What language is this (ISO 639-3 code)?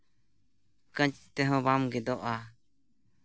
sat